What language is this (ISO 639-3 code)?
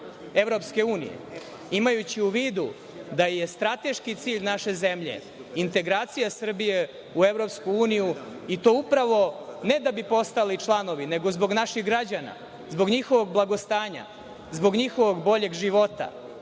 srp